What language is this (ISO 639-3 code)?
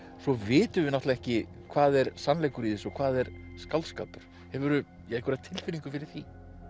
isl